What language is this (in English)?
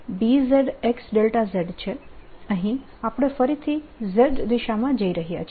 Gujarati